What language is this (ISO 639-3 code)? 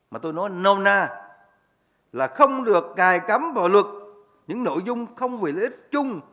vie